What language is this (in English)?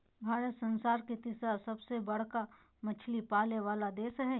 Magahi